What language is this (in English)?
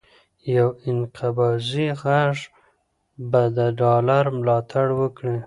Pashto